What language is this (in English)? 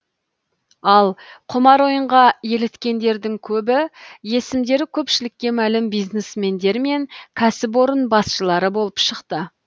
Kazakh